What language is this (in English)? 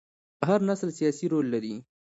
Pashto